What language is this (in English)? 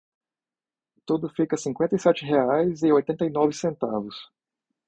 Portuguese